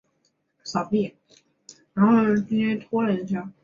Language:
Chinese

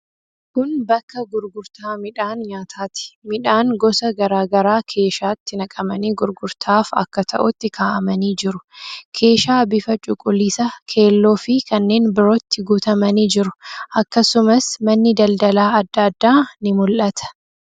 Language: Oromo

